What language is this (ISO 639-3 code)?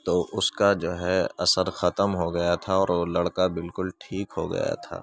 urd